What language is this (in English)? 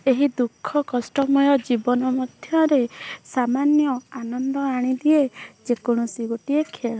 Odia